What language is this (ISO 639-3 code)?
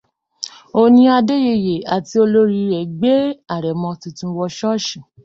yor